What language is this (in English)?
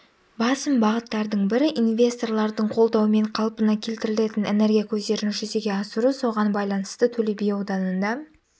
Kazakh